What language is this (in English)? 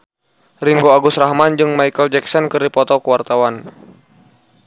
Sundanese